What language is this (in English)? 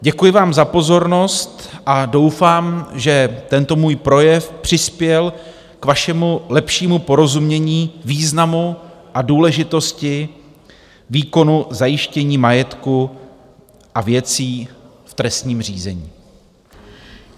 Czech